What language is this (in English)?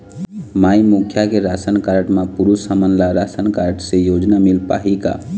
Chhattisgarhi